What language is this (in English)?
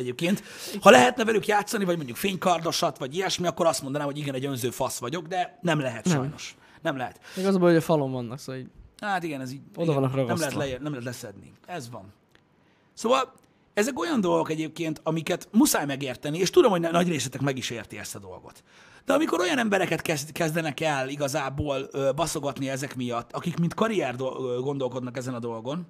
Hungarian